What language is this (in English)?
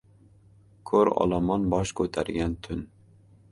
Uzbek